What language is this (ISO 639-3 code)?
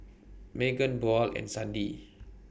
eng